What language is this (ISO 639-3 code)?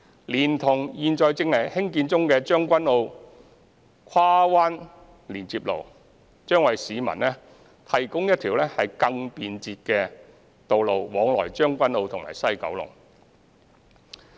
yue